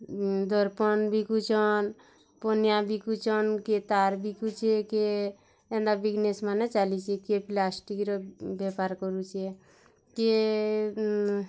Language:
Odia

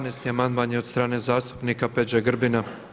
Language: Croatian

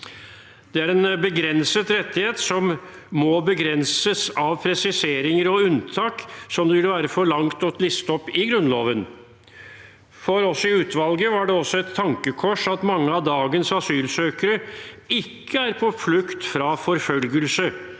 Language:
Norwegian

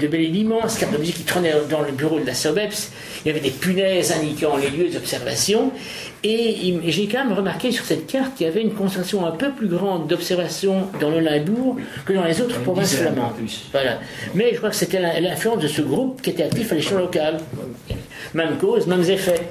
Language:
French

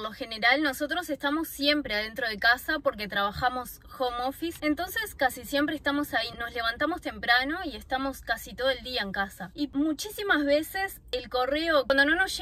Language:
Spanish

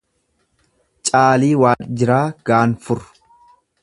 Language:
Oromo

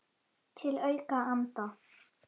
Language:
Icelandic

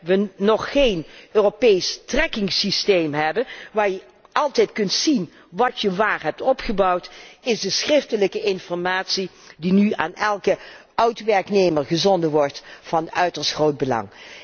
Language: Dutch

